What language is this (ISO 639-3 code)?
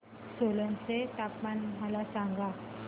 mar